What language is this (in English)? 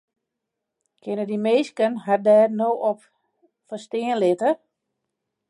Western Frisian